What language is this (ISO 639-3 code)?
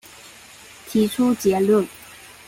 zho